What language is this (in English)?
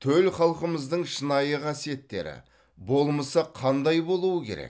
Kazakh